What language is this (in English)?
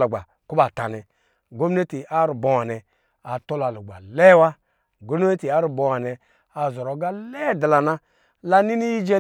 Lijili